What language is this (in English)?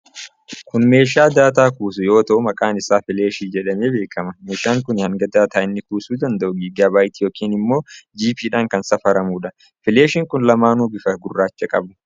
Oromo